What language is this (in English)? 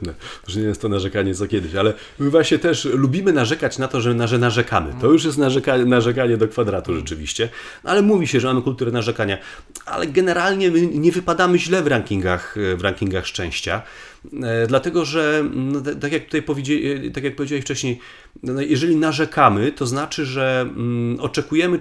Polish